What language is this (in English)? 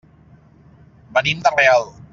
Catalan